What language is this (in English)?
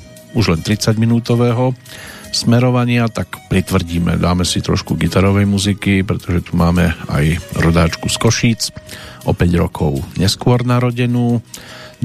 Slovak